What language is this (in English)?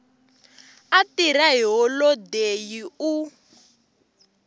Tsonga